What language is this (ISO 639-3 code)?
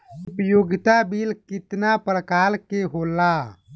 bho